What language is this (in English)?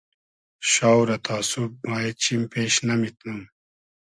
Hazaragi